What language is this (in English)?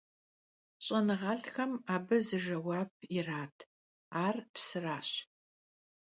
Kabardian